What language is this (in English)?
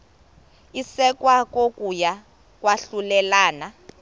Xhosa